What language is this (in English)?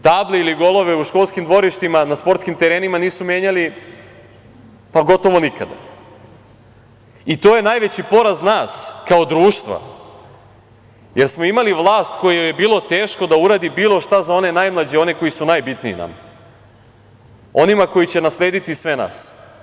Serbian